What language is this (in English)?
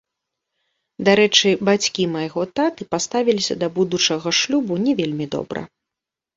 Belarusian